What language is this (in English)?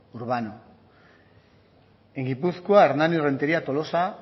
Basque